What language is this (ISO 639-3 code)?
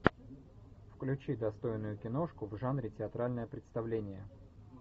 rus